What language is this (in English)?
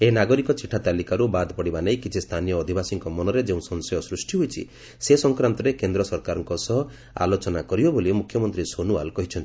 Odia